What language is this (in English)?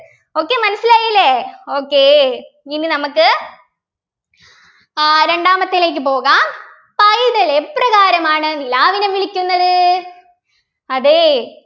Malayalam